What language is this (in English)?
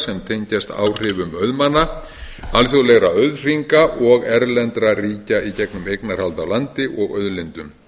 Icelandic